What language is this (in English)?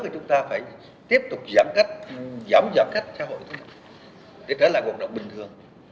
Vietnamese